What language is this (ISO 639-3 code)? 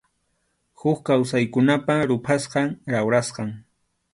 qxu